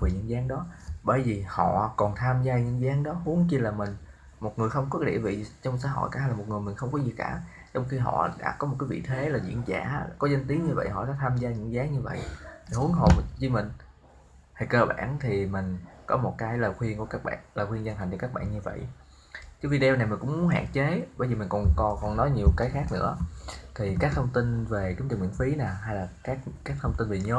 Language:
Vietnamese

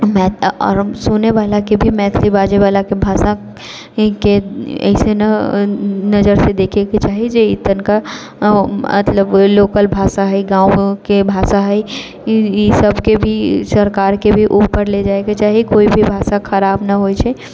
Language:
Maithili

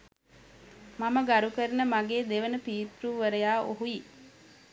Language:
Sinhala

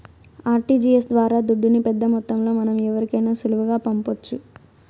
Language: Telugu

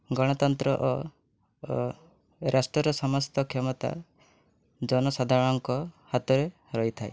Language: Odia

